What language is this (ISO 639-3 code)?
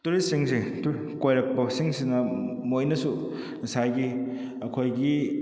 mni